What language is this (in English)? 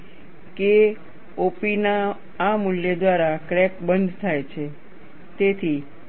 Gujarati